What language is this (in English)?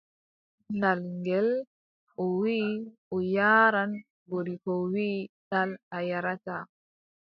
Adamawa Fulfulde